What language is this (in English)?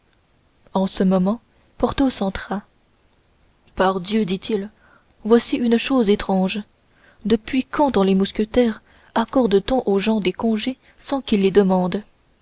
French